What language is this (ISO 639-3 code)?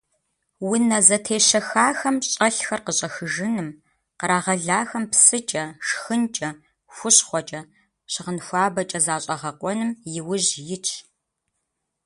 kbd